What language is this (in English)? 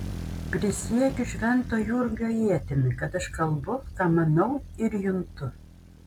Lithuanian